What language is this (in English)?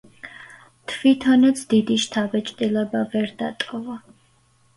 Georgian